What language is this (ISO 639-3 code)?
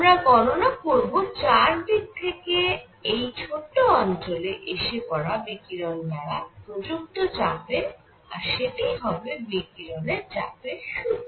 ben